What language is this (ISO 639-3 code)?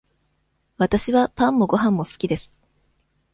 jpn